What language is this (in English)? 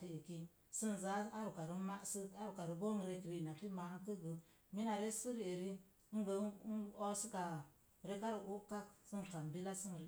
Mom Jango